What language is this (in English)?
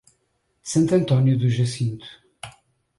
Portuguese